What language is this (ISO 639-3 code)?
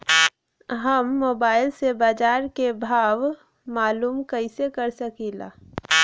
bho